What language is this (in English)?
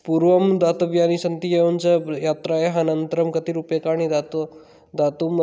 Sanskrit